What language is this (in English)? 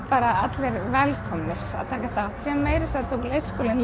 Icelandic